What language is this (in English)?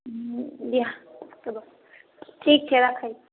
Maithili